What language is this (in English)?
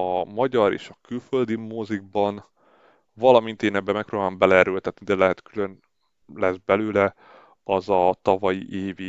Hungarian